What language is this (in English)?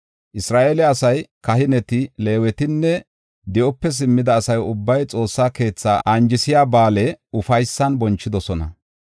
Gofa